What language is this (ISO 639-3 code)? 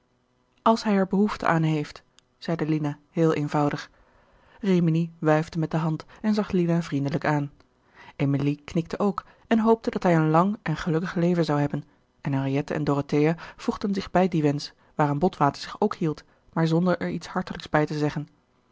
nld